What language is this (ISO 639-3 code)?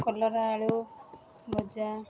ori